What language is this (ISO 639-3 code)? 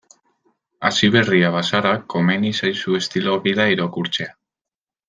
eus